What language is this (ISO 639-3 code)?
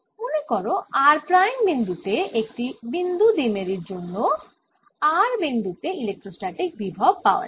ben